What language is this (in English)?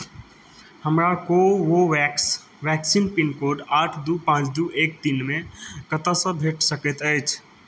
Maithili